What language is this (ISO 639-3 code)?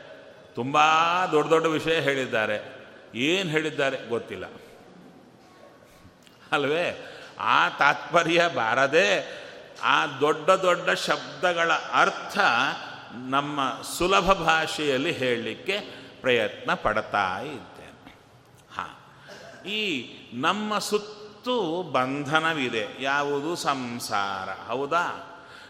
kan